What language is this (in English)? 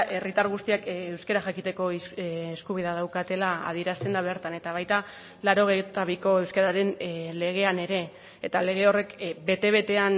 Basque